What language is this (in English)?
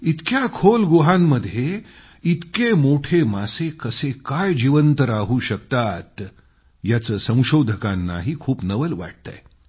Marathi